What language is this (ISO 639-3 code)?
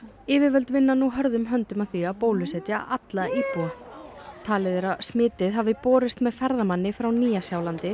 isl